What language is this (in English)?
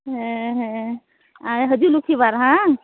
Santali